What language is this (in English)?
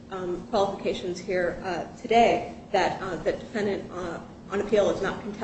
English